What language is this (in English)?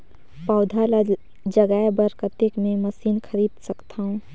Chhattisgarhi